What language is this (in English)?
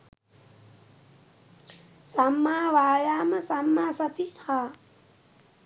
Sinhala